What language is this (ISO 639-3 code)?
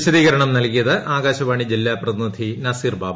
mal